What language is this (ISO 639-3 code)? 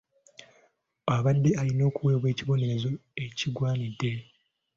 lug